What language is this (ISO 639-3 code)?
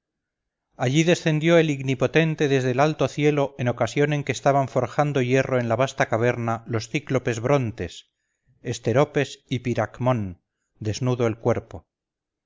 spa